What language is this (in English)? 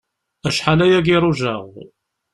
Kabyle